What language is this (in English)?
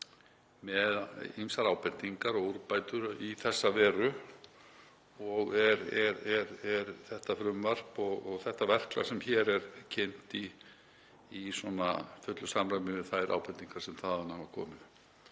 Icelandic